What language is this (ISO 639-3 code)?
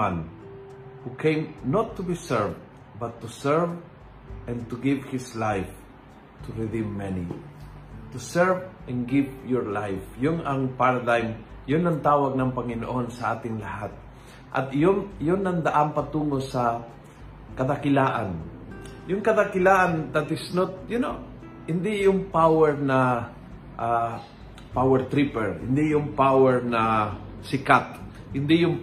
fil